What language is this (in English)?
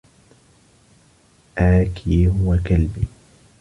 Arabic